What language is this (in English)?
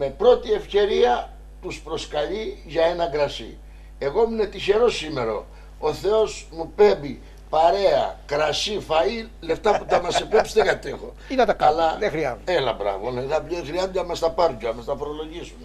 Greek